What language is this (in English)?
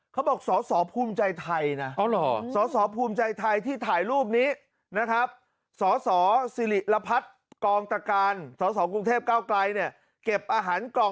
Thai